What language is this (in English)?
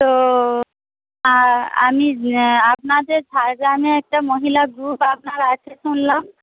Bangla